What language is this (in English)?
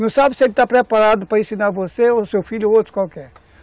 Portuguese